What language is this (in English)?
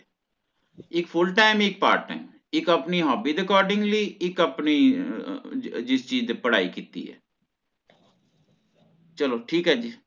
Punjabi